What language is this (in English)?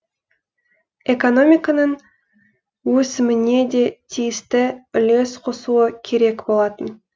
Kazakh